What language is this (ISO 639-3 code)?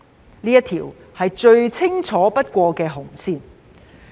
yue